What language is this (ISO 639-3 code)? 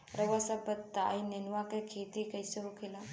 bho